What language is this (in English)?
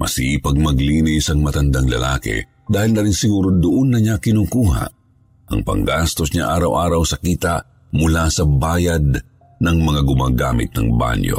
Filipino